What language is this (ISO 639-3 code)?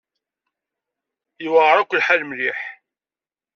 kab